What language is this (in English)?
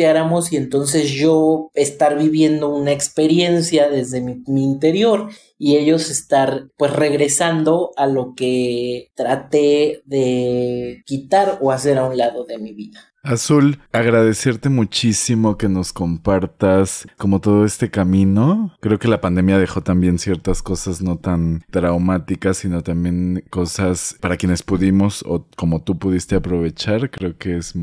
Spanish